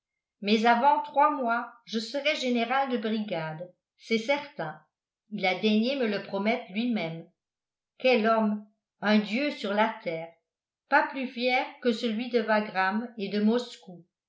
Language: French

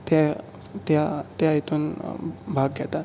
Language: Konkani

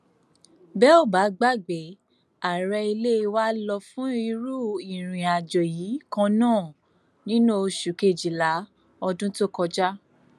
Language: Yoruba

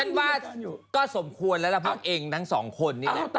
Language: Thai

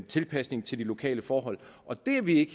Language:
Danish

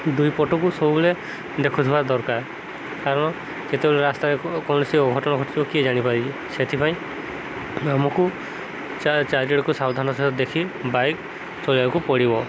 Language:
Odia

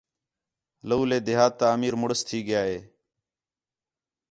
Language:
Khetrani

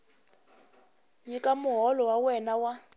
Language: Tsonga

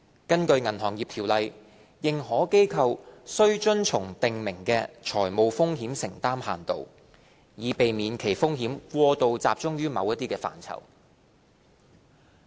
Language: Cantonese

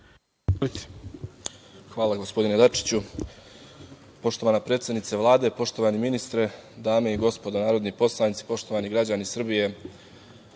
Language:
Serbian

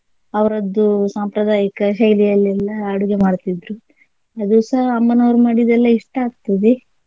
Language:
Kannada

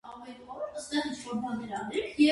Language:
Armenian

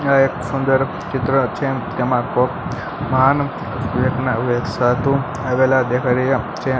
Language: Gujarati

